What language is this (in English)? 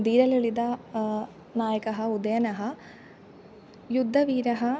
Sanskrit